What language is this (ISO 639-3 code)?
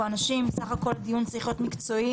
heb